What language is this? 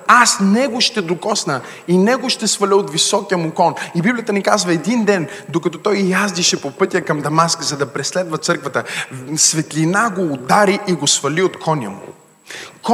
Bulgarian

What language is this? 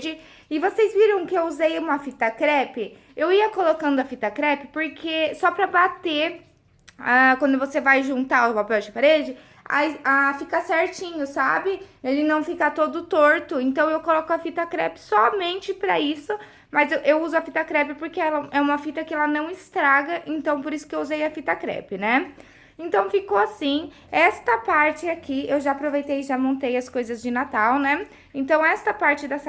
Portuguese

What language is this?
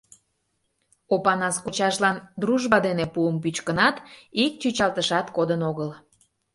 Mari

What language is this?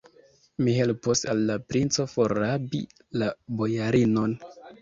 Esperanto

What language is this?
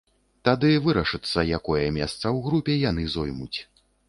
Belarusian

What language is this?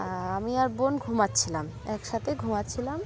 Bangla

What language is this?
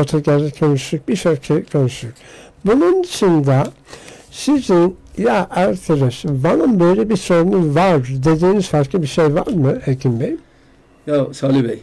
Turkish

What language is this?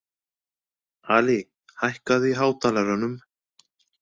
Icelandic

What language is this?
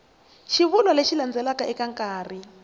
Tsonga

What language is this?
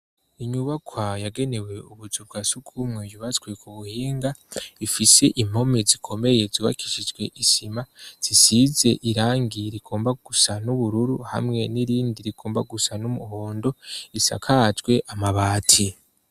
Rundi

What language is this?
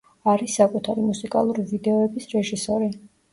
Georgian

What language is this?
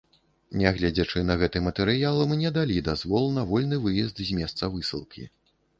Belarusian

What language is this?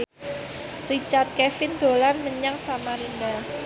Javanese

